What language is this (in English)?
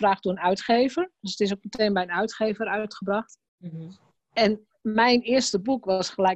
Dutch